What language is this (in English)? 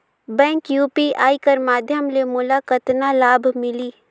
Chhattisgarhi